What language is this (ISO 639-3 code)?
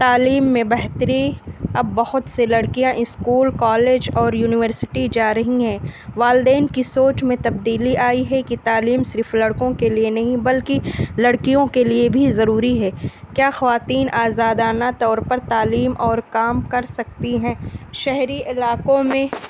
urd